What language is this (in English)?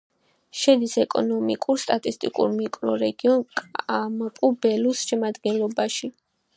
Georgian